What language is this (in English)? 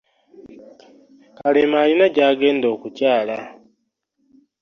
Ganda